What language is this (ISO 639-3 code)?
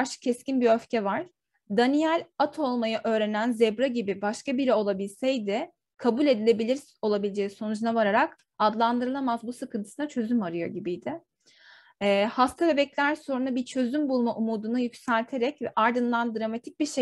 tur